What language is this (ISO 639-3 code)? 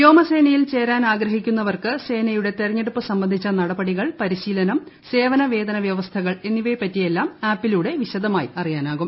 mal